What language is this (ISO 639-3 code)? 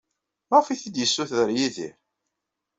kab